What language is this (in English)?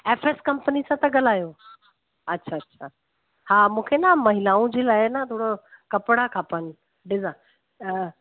Sindhi